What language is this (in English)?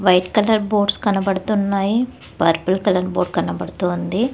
Telugu